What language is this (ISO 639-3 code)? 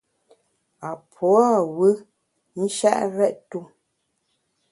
bax